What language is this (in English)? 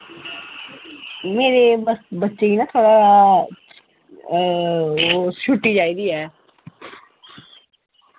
Dogri